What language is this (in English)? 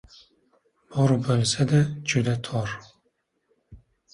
Uzbek